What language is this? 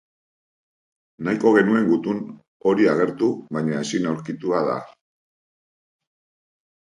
Basque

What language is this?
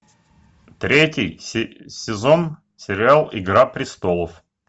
Russian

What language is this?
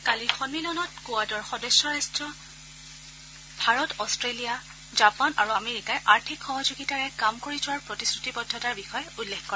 Assamese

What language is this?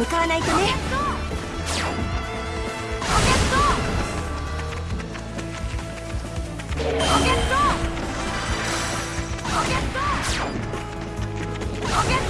Japanese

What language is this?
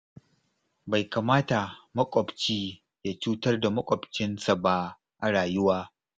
Hausa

